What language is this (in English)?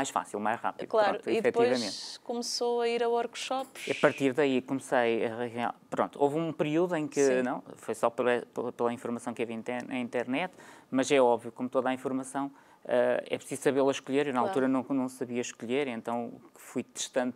Portuguese